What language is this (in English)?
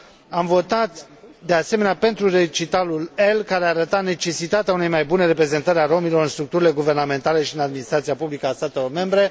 Romanian